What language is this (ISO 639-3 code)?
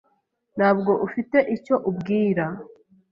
kin